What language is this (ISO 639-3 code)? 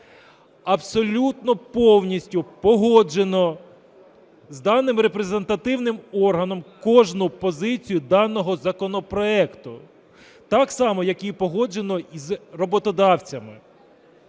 ukr